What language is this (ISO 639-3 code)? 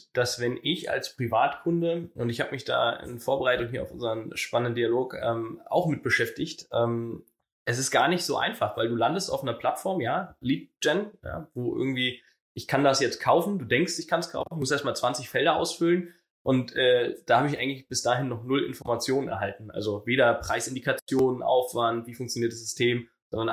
deu